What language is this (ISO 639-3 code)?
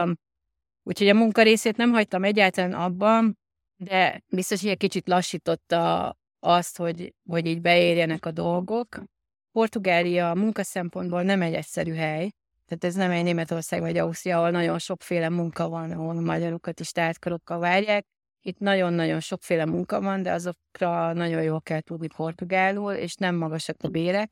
hun